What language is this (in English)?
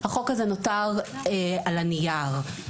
Hebrew